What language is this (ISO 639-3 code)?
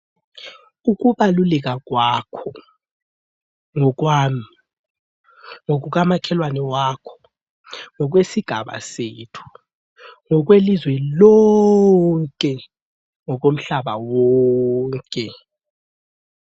nde